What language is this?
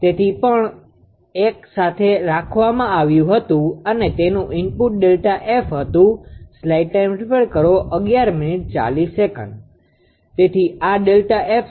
Gujarati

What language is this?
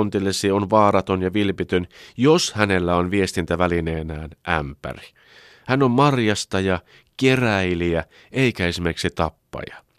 Finnish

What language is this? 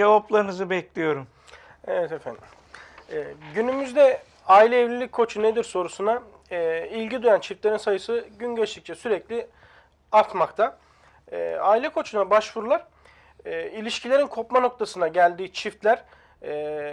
Turkish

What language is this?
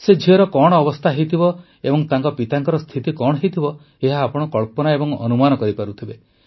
Odia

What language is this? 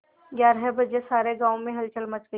Hindi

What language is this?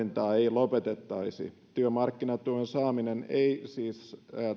Finnish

